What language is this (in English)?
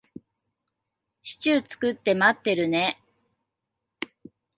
Japanese